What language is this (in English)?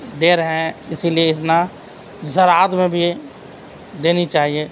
Urdu